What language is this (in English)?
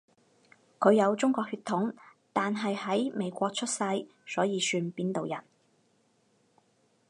Cantonese